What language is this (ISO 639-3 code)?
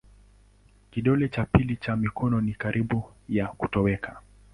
swa